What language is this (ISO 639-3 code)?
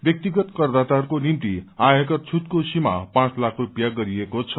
nep